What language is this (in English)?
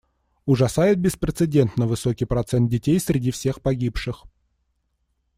Russian